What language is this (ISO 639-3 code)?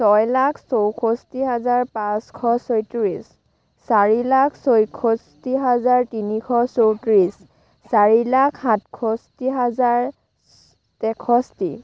asm